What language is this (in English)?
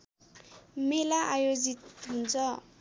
Nepali